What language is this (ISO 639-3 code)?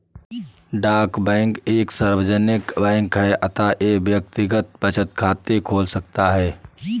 hin